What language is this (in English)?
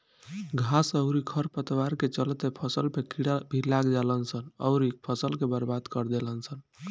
Bhojpuri